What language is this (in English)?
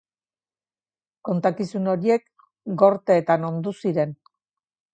Basque